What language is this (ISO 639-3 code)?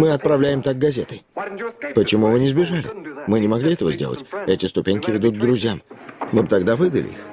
rus